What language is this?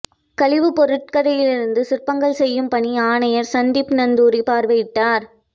Tamil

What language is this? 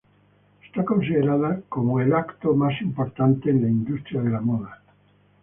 Spanish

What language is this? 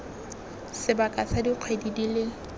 Tswana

